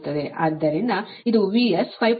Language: Kannada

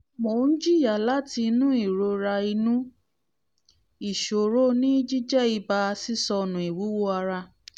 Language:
Yoruba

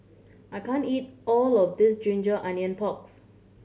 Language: English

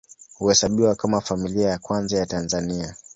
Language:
Swahili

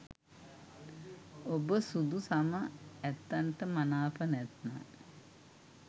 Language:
Sinhala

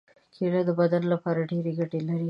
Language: Pashto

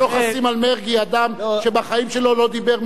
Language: Hebrew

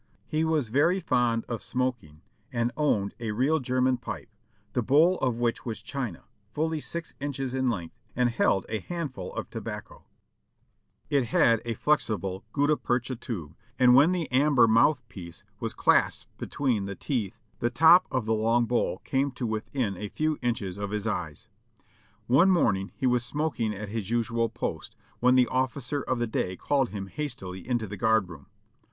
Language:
English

